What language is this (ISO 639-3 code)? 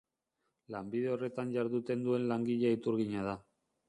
eus